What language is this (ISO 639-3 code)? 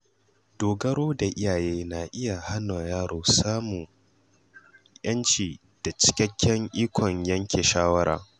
hau